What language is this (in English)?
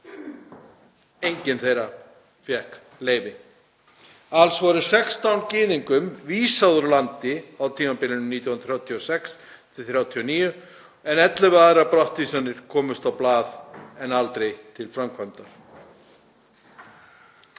Icelandic